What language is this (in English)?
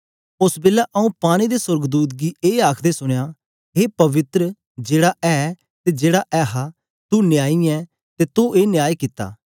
Dogri